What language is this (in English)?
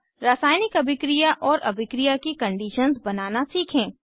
Hindi